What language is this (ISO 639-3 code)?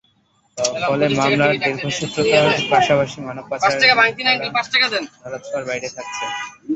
ben